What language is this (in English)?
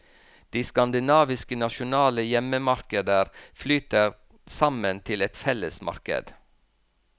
Norwegian